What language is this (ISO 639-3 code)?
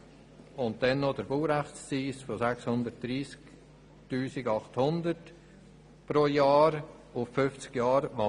gsw